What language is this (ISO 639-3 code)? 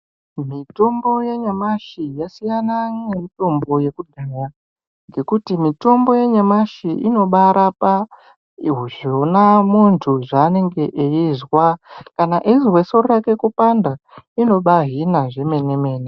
ndc